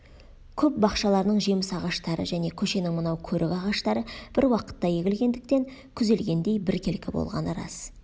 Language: Kazakh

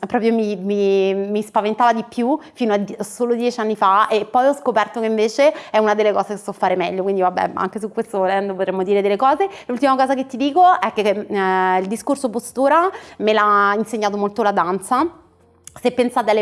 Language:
Italian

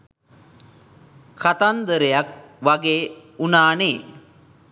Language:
Sinhala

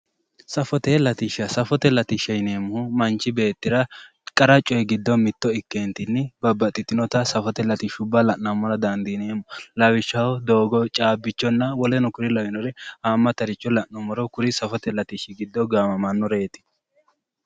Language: Sidamo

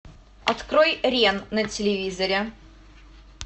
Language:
Russian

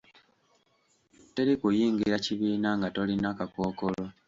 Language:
Ganda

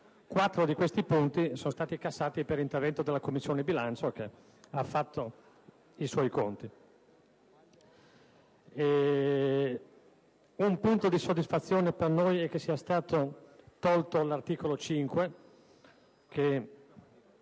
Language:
Italian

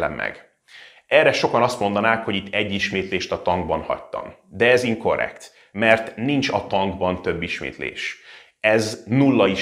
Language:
Hungarian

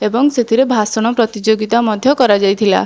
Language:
Odia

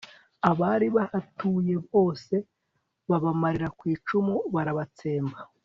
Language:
Kinyarwanda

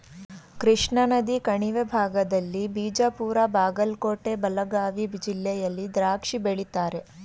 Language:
Kannada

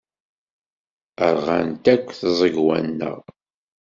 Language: Kabyle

